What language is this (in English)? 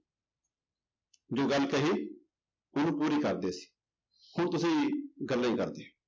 Punjabi